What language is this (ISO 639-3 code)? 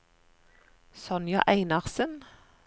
nor